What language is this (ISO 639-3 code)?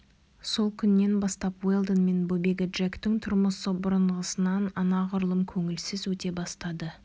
kaz